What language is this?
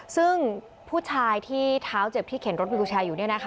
Thai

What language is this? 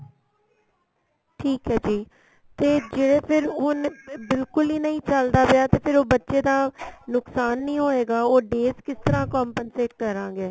Punjabi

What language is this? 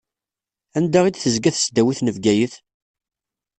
Kabyle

